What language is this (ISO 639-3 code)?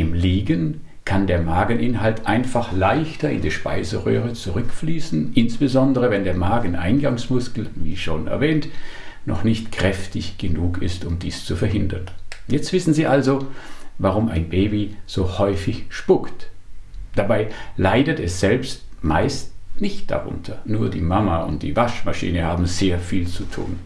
deu